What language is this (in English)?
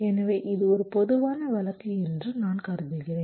Tamil